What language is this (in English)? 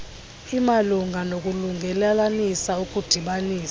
Xhosa